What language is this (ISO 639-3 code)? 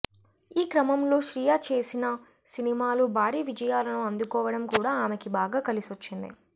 tel